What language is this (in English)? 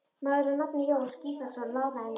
Icelandic